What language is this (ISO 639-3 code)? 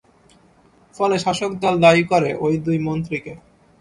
ben